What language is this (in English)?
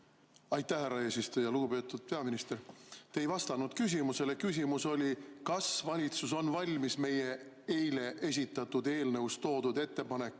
Estonian